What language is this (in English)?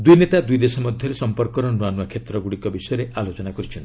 Odia